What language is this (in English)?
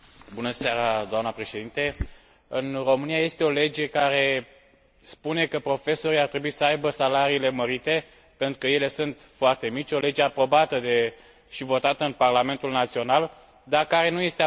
Romanian